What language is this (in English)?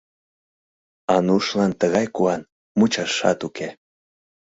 Mari